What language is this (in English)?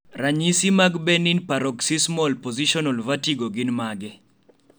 Luo (Kenya and Tanzania)